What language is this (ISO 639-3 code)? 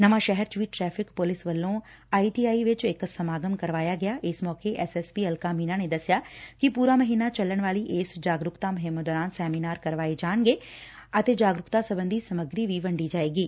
pan